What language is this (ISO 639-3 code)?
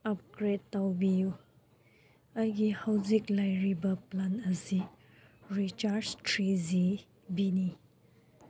mni